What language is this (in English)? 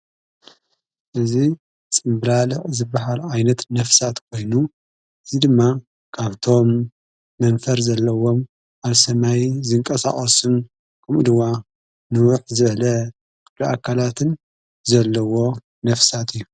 Tigrinya